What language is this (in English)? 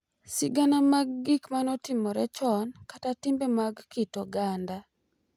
Luo (Kenya and Tanzania)